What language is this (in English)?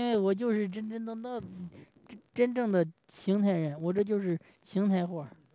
Chinese